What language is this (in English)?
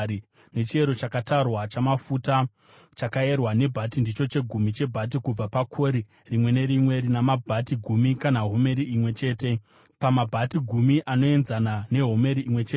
Shona